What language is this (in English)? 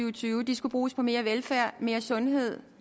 Danish